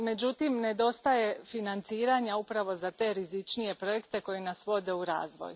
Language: Croatian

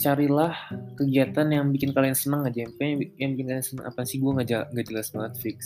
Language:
Indonesian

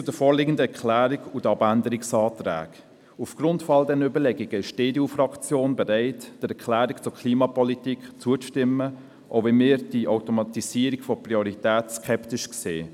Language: Swiss German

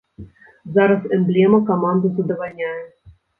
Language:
Belarusian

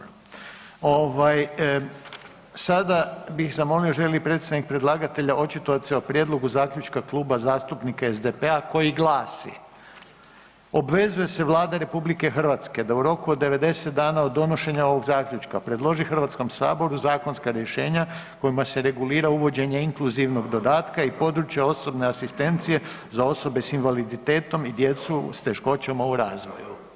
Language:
Croatian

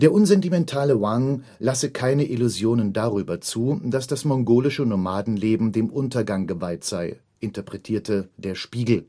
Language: German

